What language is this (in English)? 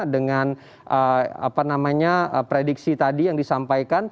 Indonesian